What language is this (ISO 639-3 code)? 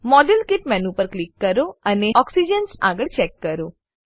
guj